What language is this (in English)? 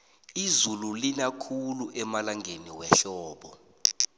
South Ndebele